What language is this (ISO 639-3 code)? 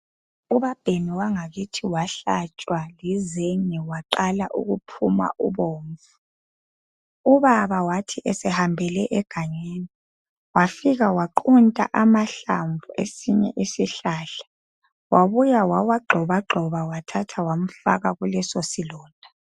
nde